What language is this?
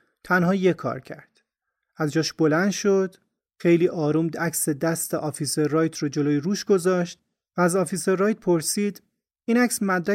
Persian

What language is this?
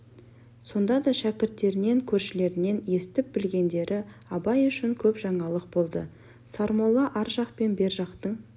Kazakh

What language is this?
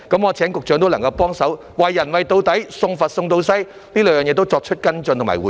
Cantonese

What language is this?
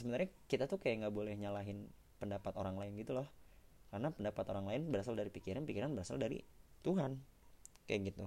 Indonesian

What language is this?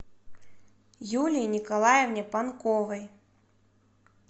Russian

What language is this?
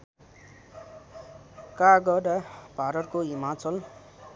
Nepali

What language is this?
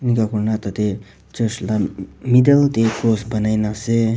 Naga Pidgin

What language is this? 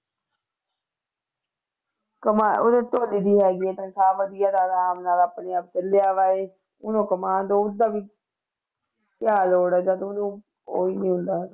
Punjabi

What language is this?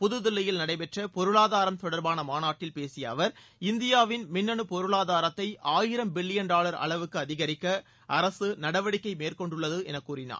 Tamil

